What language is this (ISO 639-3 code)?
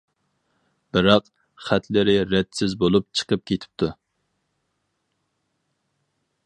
uig